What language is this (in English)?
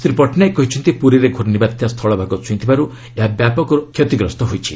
Odia